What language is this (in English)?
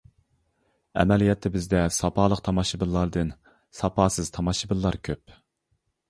Uyghur